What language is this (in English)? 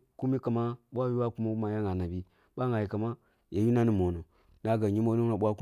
Kulung (Nigeria)